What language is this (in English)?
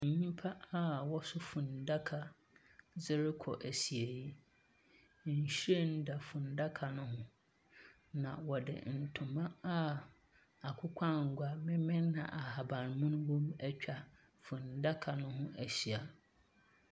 Akan